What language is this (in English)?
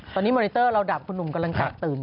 Thai